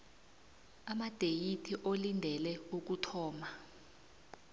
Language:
South Ndebele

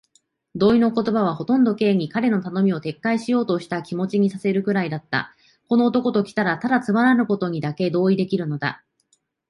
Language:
Japanese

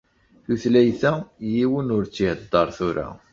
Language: Kabyle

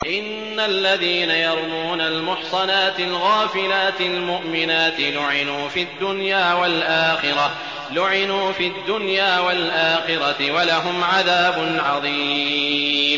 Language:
Arabic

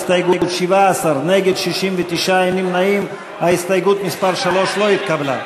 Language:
Hebrew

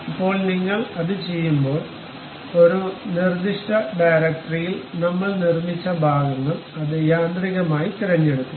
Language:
Malayalam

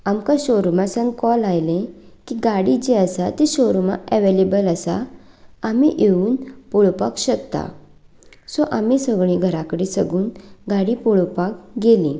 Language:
Konkani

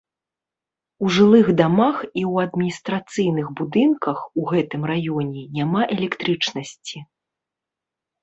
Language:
Belarusian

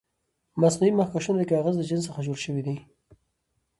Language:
Pashto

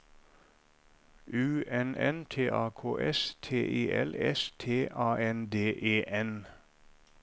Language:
Norwegian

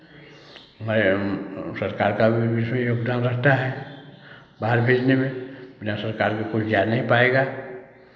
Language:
Hindi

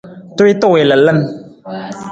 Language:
Nawdm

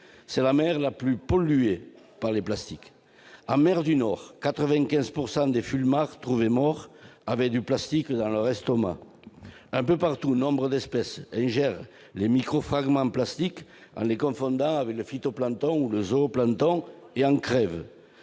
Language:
French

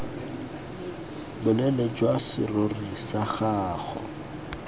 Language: Tswana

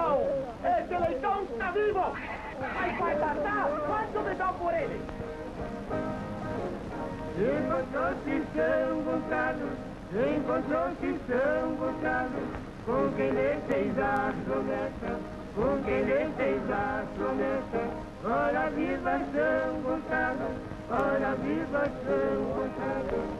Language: Portuguese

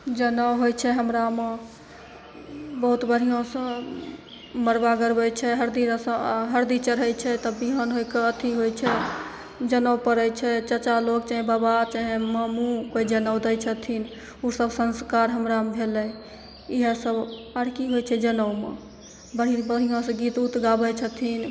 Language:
Maithili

